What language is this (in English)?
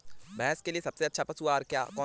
Hindi